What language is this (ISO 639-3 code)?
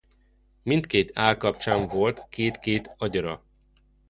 hun